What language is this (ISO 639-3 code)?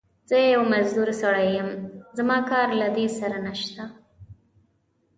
pus